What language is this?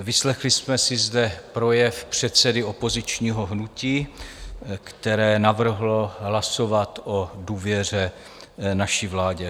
Czech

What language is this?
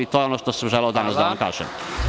Serbian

